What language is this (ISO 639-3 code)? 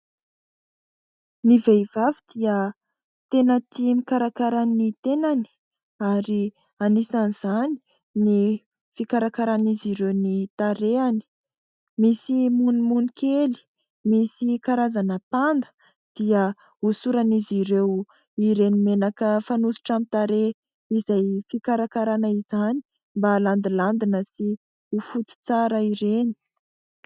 mlg